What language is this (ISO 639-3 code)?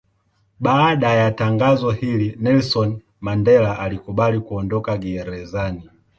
swa